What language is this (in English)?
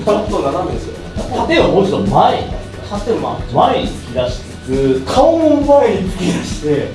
Japanese